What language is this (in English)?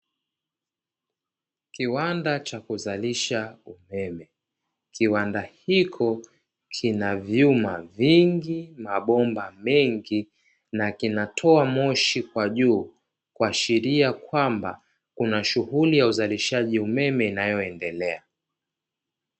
Swahili